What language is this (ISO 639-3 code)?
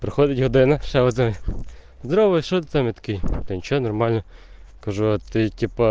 rus